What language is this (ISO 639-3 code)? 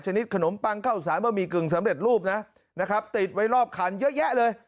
tha